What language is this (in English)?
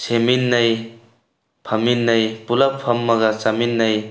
Manipuri